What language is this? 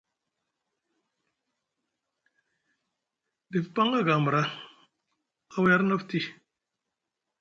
Musgu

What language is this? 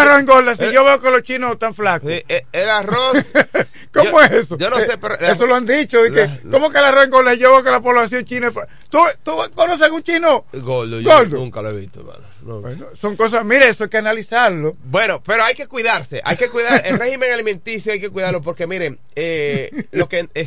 Spanish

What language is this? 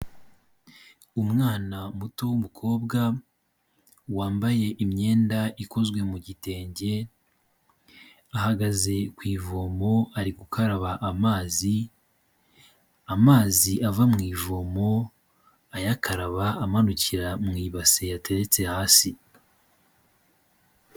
Kinyarwanda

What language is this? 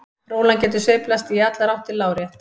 Icelandic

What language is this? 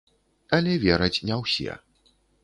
Belarusian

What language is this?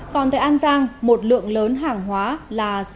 Vietnamese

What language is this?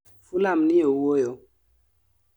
Luo (Kenya and Tanzania)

